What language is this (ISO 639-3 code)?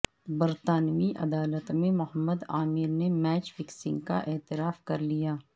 urd